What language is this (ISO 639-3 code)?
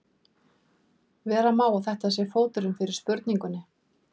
isl